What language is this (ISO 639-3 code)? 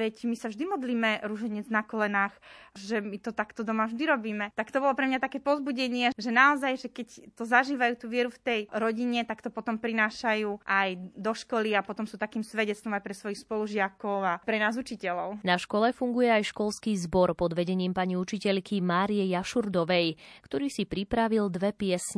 slk